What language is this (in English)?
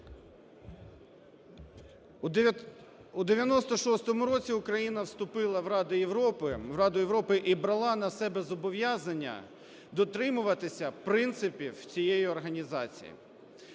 Ukrainian